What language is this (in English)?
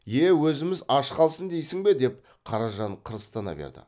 Kazakh